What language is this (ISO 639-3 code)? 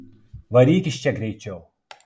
lit